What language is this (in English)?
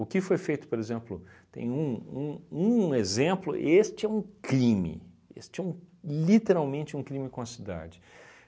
Portuguese